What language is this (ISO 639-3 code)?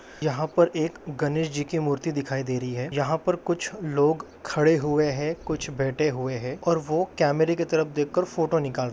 mag